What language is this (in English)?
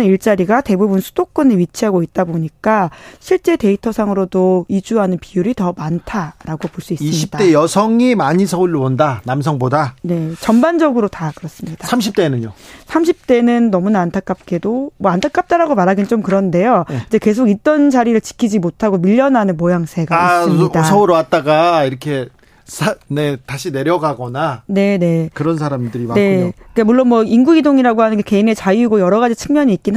Korean